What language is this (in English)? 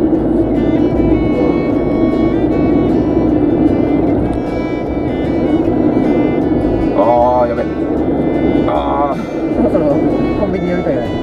Japanese